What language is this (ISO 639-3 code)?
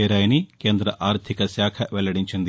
tel